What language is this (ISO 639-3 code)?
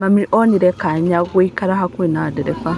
kik